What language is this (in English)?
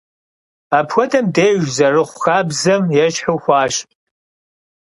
Kabardian